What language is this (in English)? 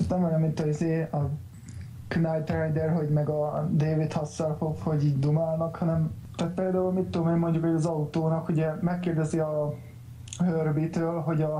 Hungarian